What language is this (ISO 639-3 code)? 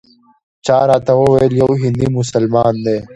pus